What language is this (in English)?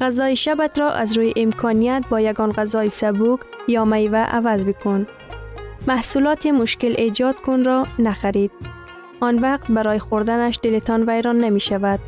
Persian